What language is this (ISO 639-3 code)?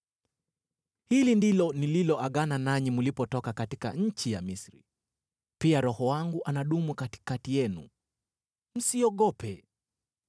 swa